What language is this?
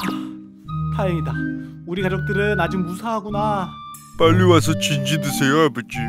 Korean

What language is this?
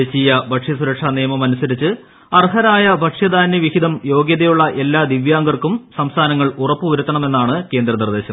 Malayalam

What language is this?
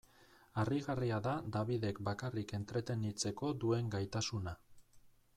Basque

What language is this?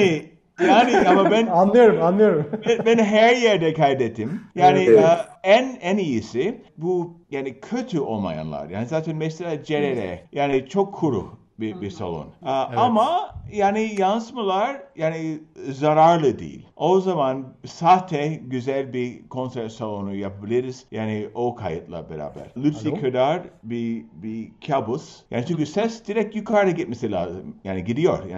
Turkish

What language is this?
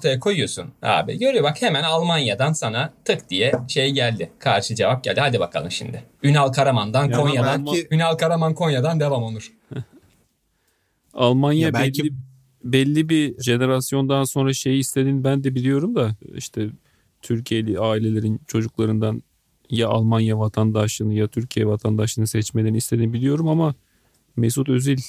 Turkish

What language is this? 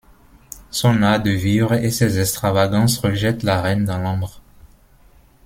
French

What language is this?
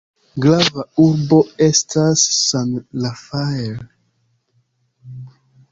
Esperanto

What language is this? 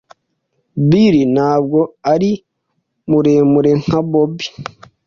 Kinyarwanda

